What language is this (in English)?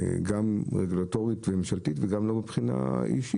Hebrew